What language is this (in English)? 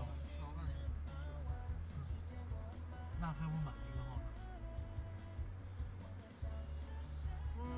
Chinese